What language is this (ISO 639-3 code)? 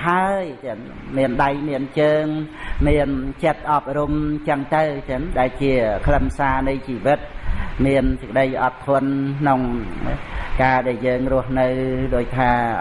vie